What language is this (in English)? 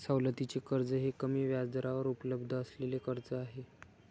Marathi